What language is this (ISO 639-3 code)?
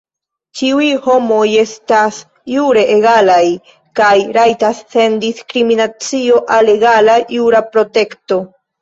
epo